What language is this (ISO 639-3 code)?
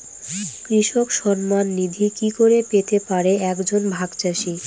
ben